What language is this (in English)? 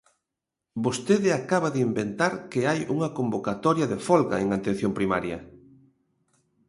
Galician